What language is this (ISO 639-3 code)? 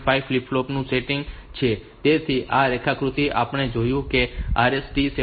guj